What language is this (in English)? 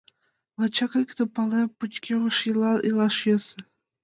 Mari